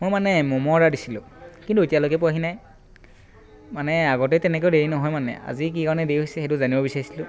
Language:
Assamese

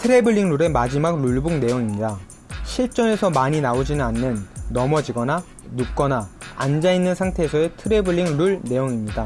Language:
Korean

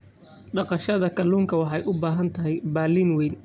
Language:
Somali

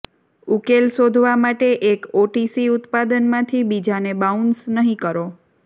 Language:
Gujarati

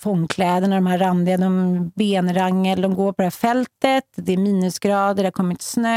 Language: Swedish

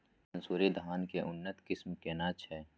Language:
Maithili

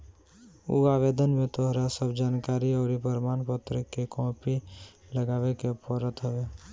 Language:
Bhojpuri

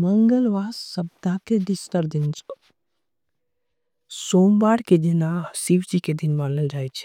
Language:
Angika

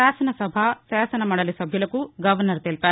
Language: Telugu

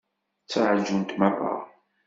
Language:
Kabyle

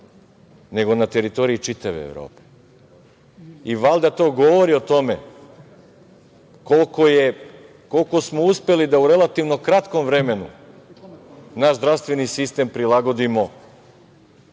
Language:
Serbian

